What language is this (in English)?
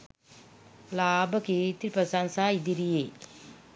Sinhala